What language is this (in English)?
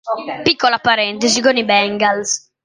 Italian